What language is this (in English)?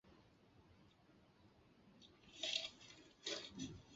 Chinese